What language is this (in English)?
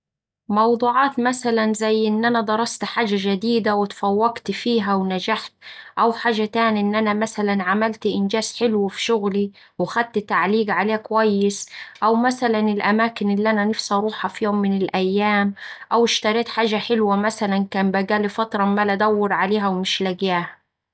Saidi Arabic